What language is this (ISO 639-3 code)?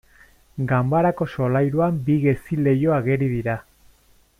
eus